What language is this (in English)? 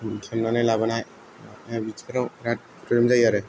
Bodo